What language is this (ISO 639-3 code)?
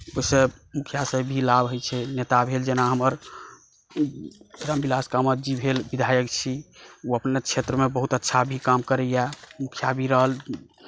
mai